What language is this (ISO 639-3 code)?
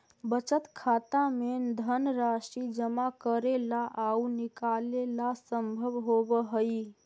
mag